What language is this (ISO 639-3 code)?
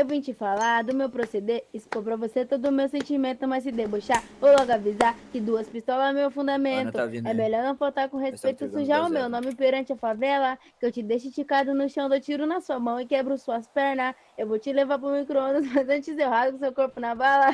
por